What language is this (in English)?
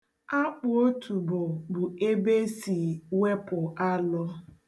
Igbo